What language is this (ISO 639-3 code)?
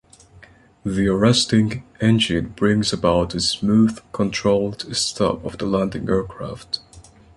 eng